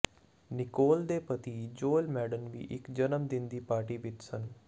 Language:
Punjabi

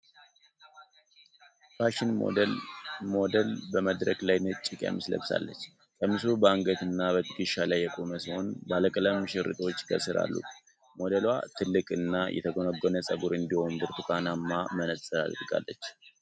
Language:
Amharic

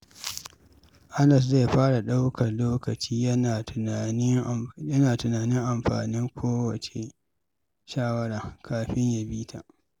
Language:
Hausa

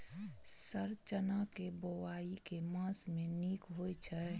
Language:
Maithili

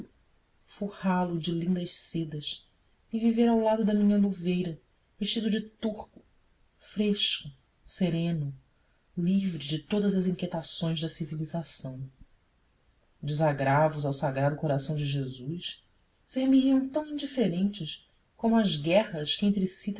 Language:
Portuguese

